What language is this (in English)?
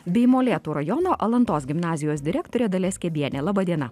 Lithuanian